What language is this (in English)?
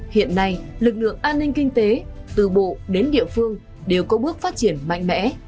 Vietnamese